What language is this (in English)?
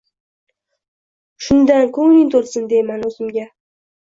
Uzbek